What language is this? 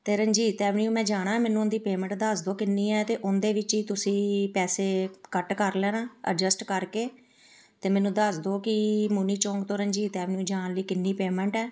Punjabi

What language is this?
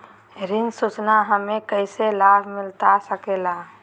Magahi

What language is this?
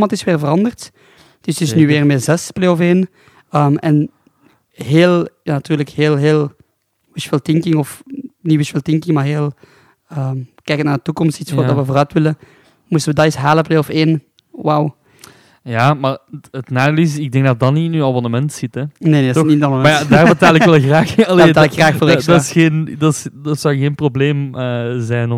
Dutch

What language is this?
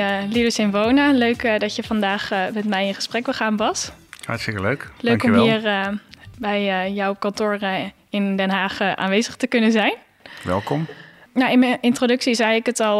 Dutch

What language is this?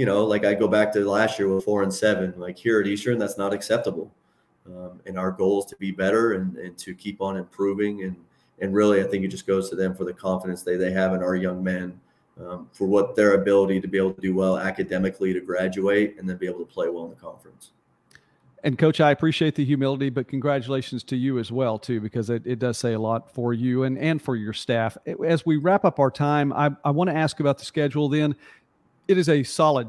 English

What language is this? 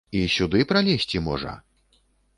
Belarusian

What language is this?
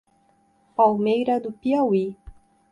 Portuguese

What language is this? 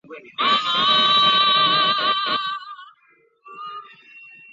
Chinese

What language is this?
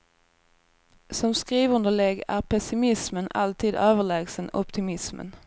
Swedish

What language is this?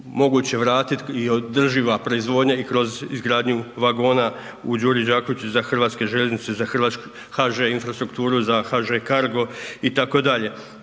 Croatian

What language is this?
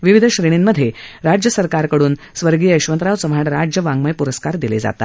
Marathi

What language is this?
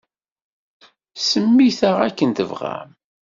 Kabyle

